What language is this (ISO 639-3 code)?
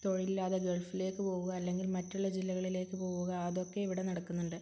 mal